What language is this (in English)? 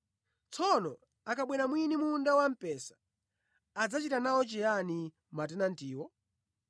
Nyanja